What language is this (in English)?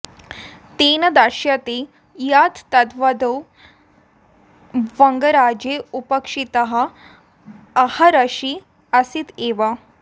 Sanskrit